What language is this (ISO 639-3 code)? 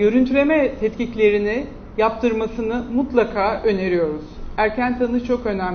tur